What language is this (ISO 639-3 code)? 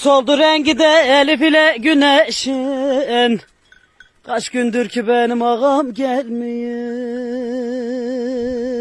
tur